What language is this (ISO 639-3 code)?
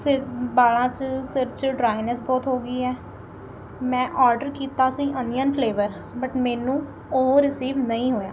pan